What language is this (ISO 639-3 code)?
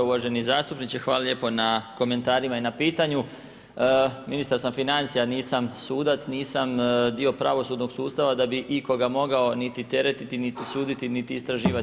hrv